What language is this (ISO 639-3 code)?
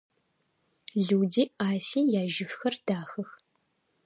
ady